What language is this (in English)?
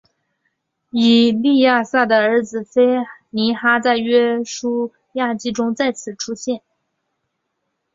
Chinese